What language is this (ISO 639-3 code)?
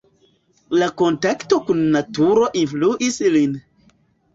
epo